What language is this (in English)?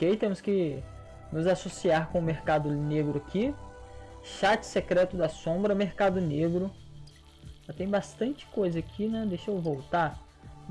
Portuguese